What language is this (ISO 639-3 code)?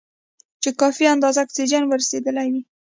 pus